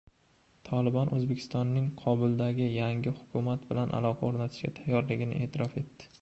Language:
Uzbek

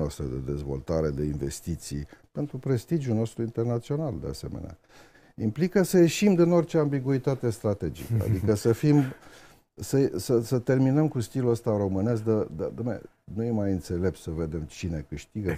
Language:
Romanian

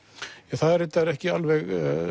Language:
Icelandic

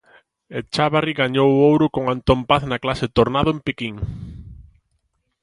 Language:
Galician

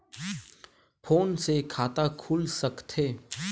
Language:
Chhattisgarhi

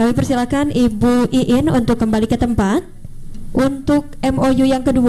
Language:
Indonesian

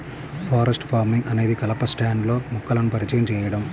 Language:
Telugu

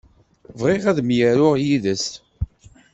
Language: Kabyle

